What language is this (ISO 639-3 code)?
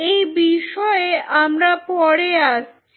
ben